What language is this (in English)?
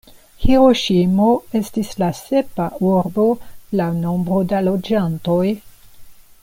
Esperanto